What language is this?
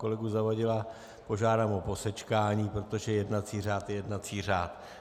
Czech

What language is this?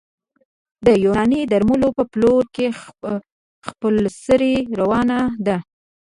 Pashto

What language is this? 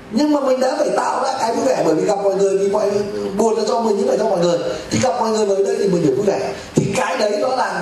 Vietnamese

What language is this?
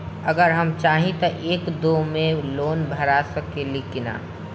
Bhojpuri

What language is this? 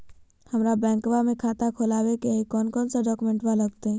Magahi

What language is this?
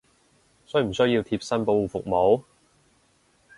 Cantonese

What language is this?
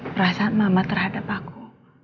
Indonesian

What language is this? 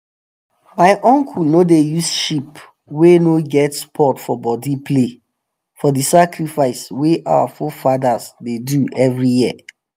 Nigerian Pidgin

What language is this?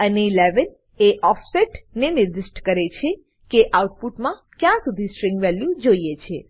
Gujarati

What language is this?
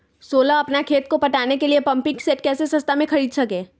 Magahi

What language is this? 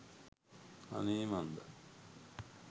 Sinhala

